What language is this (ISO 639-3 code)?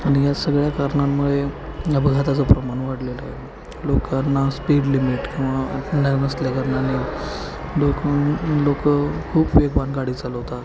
mar